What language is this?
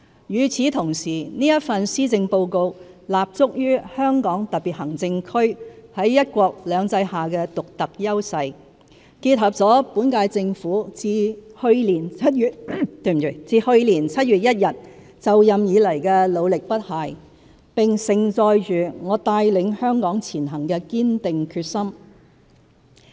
Cantonese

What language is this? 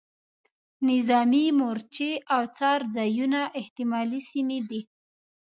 Pashto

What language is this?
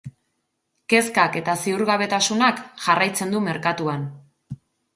Basque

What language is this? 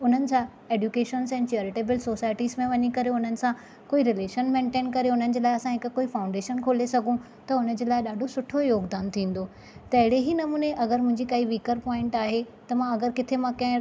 Sindhi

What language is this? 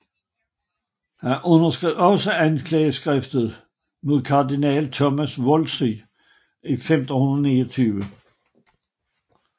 Danish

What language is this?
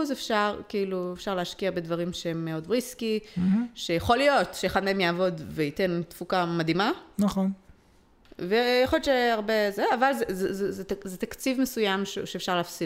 Hebrew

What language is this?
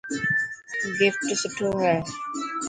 Dhatki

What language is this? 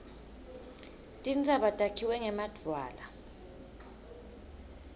Swati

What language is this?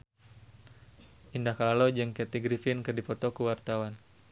Sundanese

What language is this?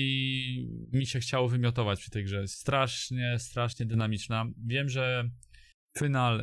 Polish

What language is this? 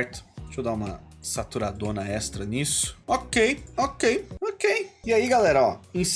Portuguese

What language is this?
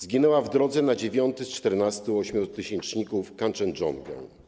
Polish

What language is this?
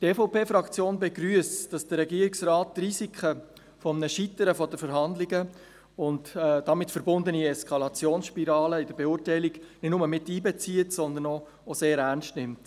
Swiss German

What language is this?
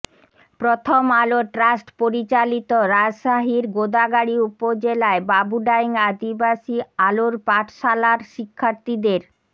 Bangla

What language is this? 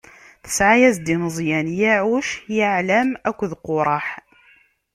Kabyle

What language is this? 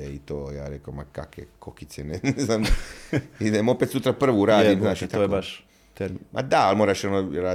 Croatian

